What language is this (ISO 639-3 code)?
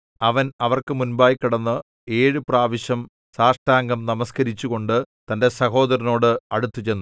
mal